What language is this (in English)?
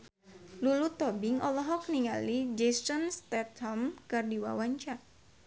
Sundanese